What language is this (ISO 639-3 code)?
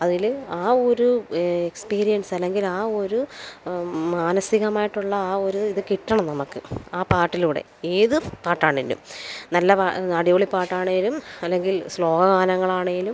mal